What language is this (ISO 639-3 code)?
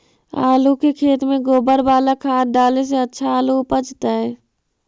mag